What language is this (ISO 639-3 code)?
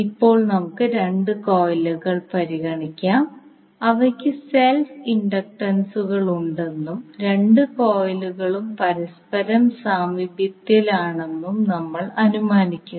mal